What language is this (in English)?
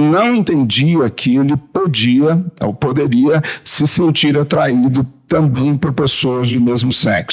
Portuguese